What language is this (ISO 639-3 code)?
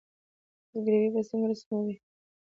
pus